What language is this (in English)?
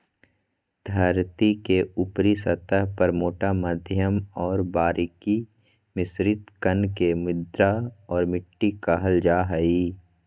Magahi